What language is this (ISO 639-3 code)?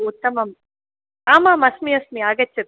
san